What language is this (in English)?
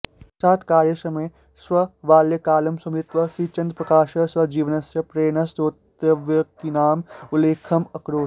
Sanskrit